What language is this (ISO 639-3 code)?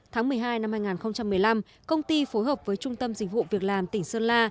vie